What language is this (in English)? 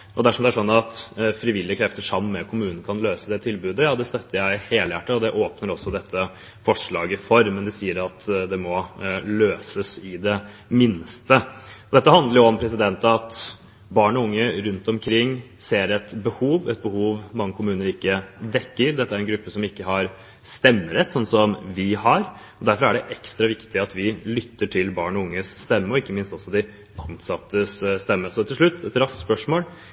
Norwegian Bokmål